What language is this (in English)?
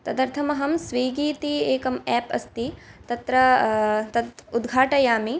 Sanskrit